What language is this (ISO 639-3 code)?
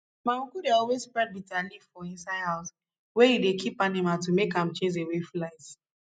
pcm